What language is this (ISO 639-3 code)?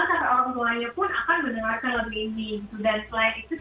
ind